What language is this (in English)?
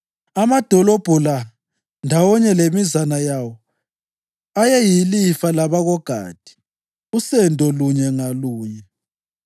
North Ndebele